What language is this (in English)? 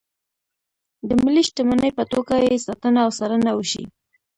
Pashto